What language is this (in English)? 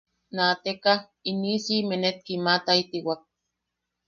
Yaqui